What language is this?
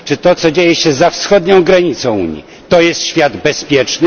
Polish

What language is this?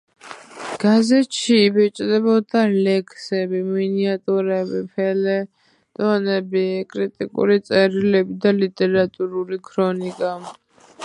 Georgian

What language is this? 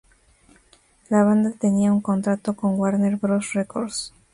Spanish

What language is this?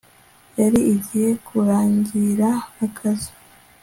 Kinyarwanda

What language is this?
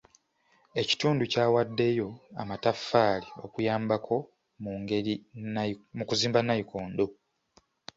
Ganda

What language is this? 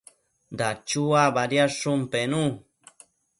Matsés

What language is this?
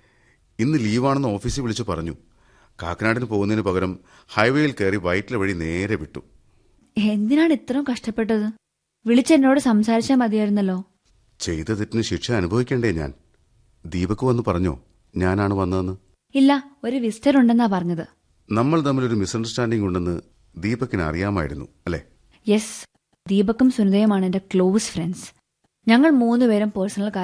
Malayalam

